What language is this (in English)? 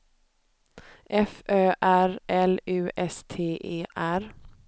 Swedish